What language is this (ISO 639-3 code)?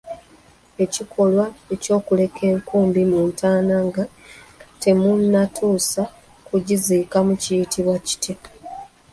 lug